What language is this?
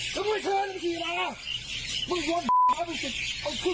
Thai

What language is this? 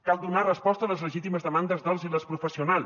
Catalan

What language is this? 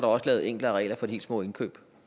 Danish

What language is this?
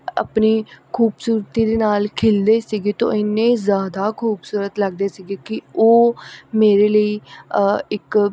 Punjabi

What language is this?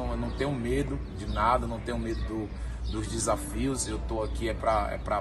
Portuguese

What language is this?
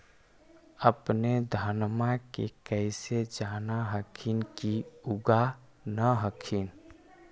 Magahi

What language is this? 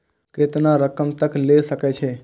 Maithili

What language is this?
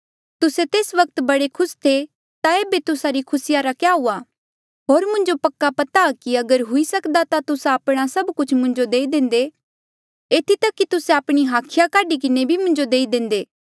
Mandeali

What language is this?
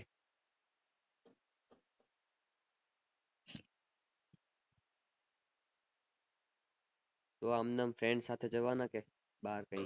Gujarati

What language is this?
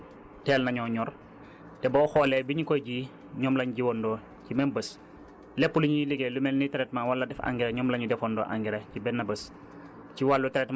Wolof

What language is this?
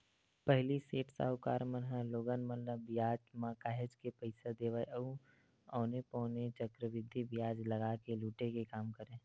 Chhattisgarhi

